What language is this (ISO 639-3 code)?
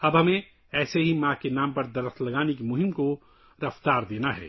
urd